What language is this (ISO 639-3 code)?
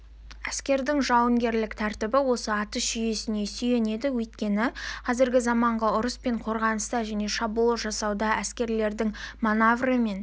kaz